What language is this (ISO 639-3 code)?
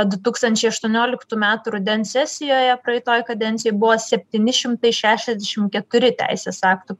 lit